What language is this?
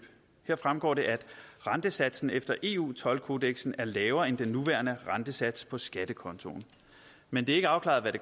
Danish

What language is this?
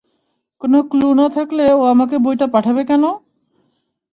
Bangla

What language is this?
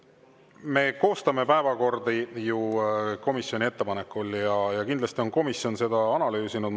Estonian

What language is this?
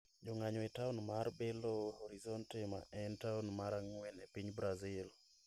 Luo (Kenya and Tanzania)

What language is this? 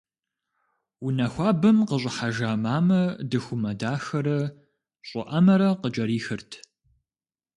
Kabardian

